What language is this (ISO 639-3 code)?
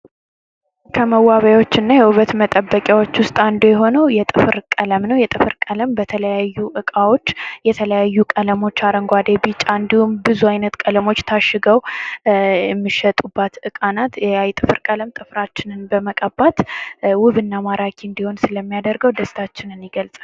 amh